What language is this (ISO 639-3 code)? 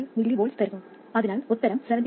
mal